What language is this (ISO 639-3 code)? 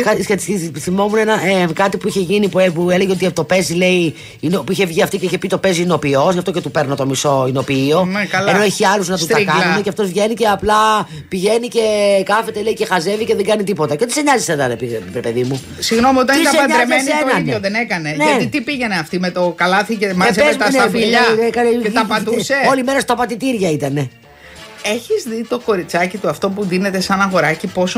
ell